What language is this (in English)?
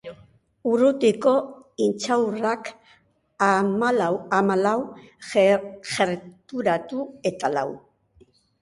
Basque